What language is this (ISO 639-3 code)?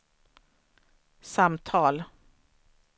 swe